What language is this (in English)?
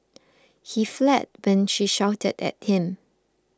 English